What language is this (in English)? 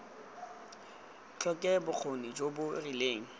Tswana